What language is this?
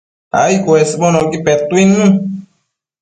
Matsés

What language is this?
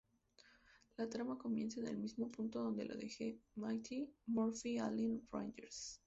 Spanish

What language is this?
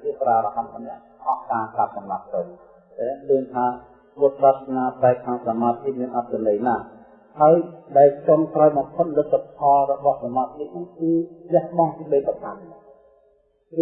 Vietnamese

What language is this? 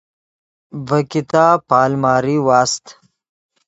Yidgha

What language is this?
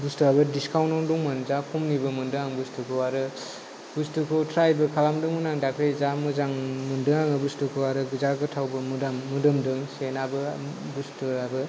Bodo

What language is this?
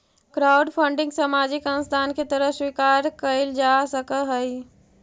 Magahi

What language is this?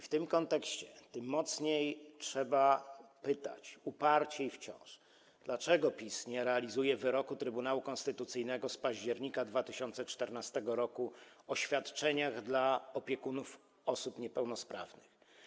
Polish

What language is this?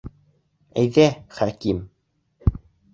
Bashkir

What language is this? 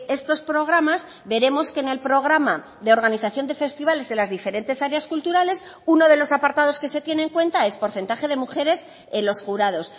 Spanish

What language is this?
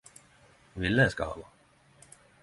Norwegian Nynorsk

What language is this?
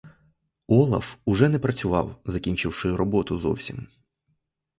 Ukrainian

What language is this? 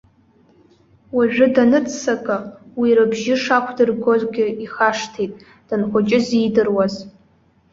Abkhazian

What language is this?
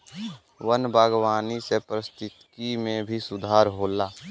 Bhojpuri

